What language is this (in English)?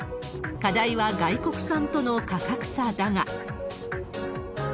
Japanese